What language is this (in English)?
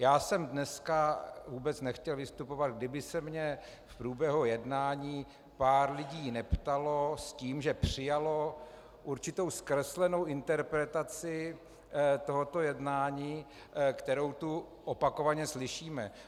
Czech